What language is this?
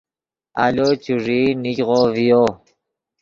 Yidgha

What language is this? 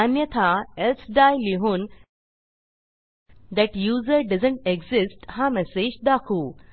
Marathi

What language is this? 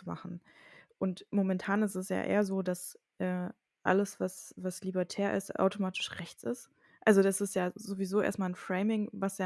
German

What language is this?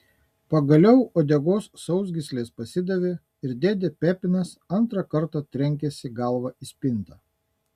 Lithuanian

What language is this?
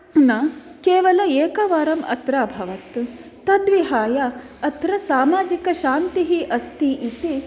Sanskrit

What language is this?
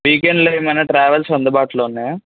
Telugu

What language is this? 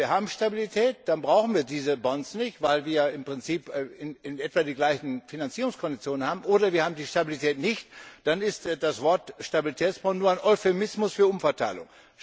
German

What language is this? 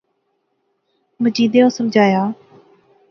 Pahari-Potwari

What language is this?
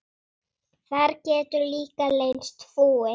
Icelandic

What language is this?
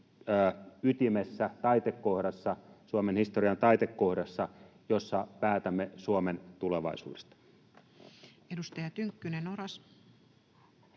Finnish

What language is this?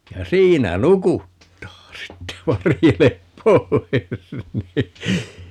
Finnish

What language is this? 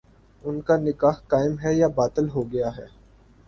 Urdu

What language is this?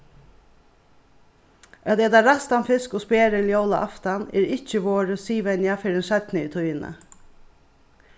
Faroese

